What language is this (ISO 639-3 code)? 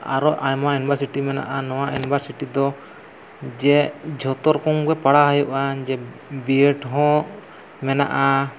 sat